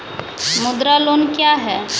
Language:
Maithili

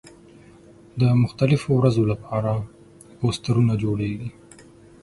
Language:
Pashto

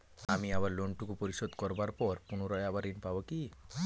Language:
Bangla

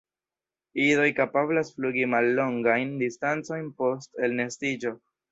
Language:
Esperanto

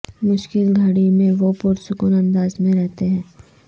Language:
Urdu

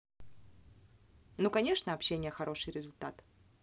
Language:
Russian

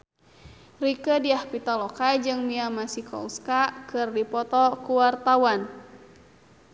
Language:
Sundanese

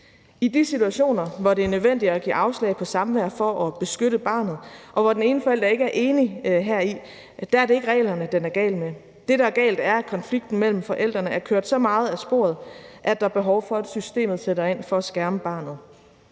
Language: Danish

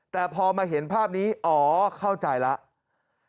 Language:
Thai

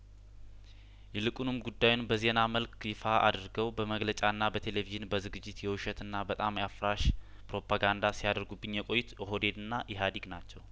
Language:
Amharic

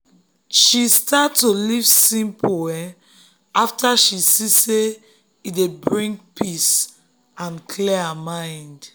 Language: Nigerian Pidgin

